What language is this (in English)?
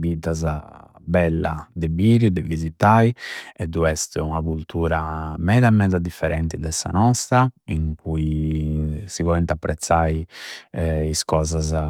Campidanese Sardinian